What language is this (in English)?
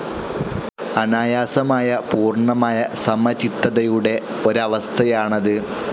Malayalam